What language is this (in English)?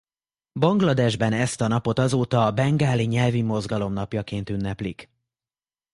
Hungarian